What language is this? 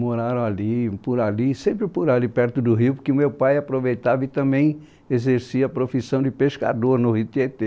Portuguese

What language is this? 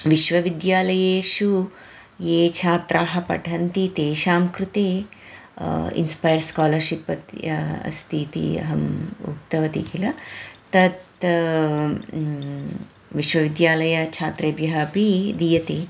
Sanskrit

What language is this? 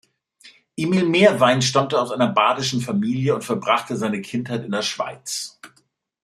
German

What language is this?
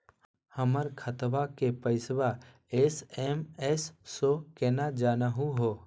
Magahi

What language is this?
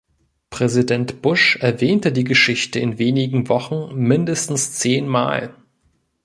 German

